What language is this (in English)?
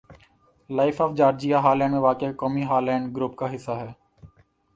Urdu